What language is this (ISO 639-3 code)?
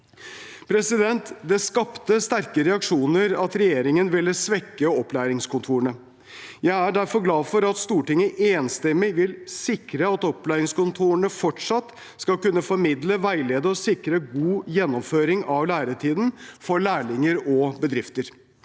nor